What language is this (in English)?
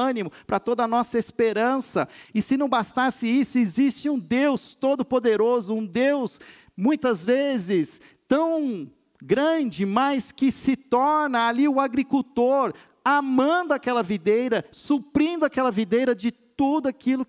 Portuguese